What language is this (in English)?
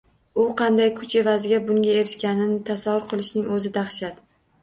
Uzbek